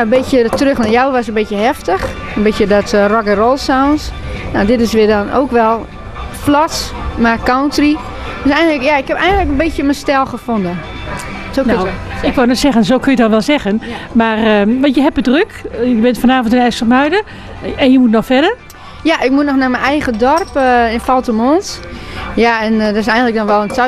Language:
Dutch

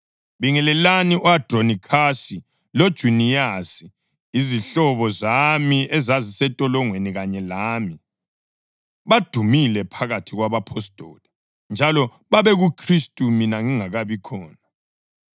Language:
North Ndebele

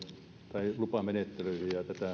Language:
Finnish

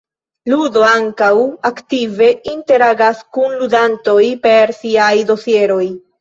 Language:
Esperanto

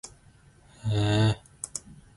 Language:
Zulu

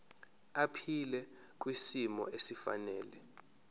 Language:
Zulu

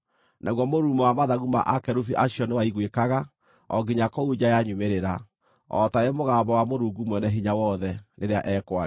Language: Kikuyu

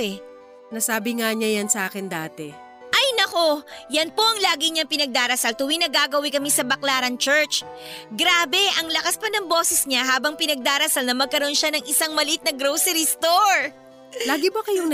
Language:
Filipino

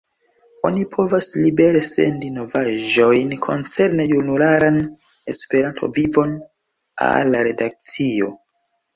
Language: Esperanto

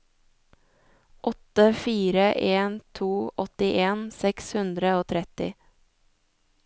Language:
Norwegian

